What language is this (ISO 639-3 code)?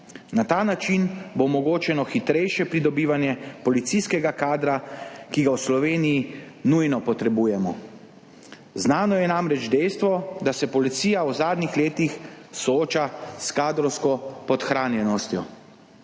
slv